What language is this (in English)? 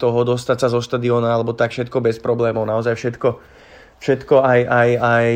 Slovak